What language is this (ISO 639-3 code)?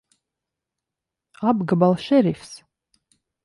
lav